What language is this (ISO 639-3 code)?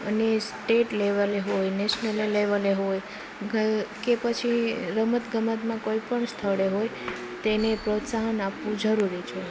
guj